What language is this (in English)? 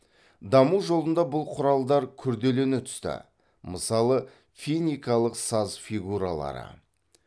Kazakh